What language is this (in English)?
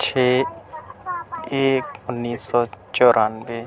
Urdu